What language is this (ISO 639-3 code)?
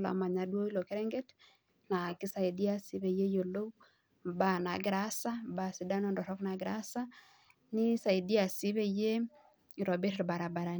mas